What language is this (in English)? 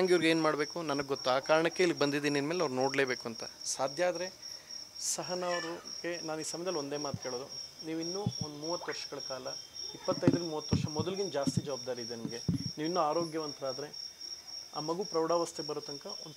Kannada